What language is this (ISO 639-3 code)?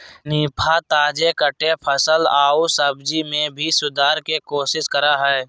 mag